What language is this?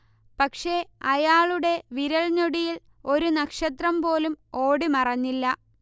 Malayalam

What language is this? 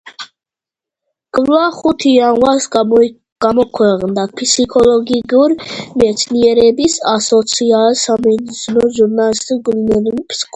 Georgian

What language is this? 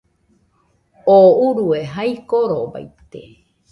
Nüpode Huitoto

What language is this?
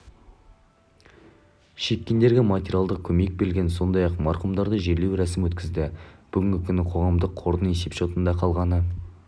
Kazakh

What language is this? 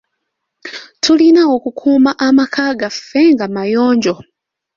Ganda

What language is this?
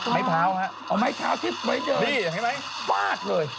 Thai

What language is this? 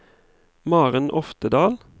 Norwegian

